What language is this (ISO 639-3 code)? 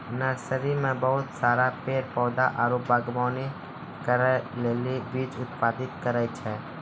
mai